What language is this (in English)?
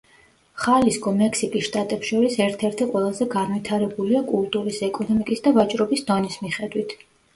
Georgian